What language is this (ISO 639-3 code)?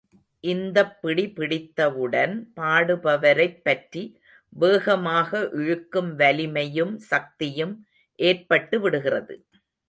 tam